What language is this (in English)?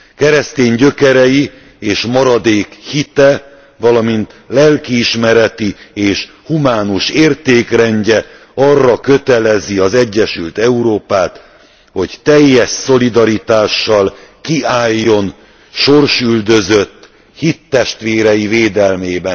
Hungarian